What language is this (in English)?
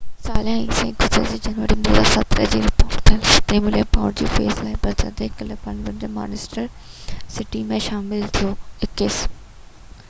Sindhi